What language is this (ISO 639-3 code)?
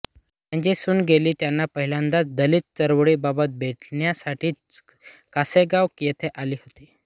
mar